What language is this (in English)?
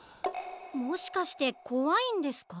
Japanese